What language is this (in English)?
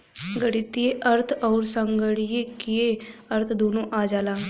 Bhojpuri